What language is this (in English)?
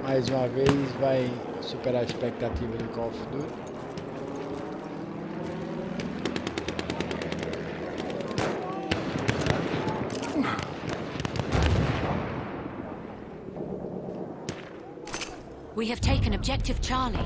Portuguese